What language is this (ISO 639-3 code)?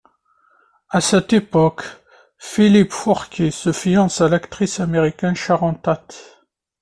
fra